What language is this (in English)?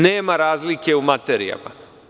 Serbian